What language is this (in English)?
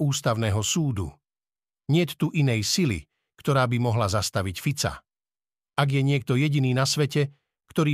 Slovak